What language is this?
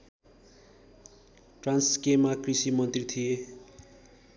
Nepali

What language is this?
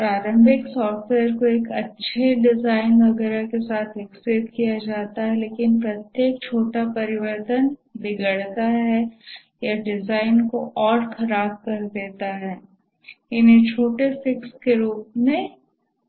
Hindi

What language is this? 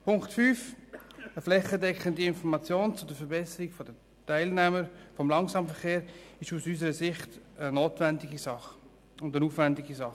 Swiss German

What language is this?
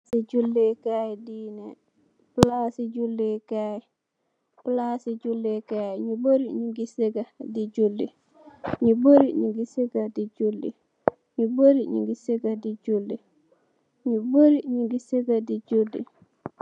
Wolof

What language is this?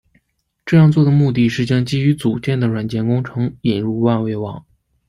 Chinese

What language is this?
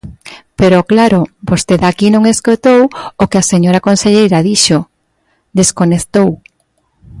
Galician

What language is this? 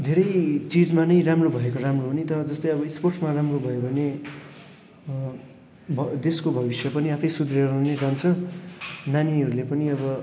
Nepali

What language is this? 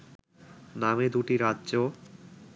Bangla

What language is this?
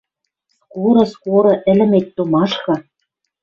Western Mari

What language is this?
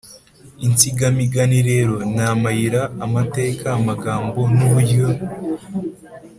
Kinyarwanda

